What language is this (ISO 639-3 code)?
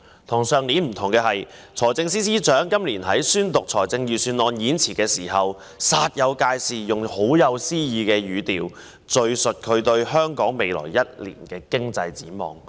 yue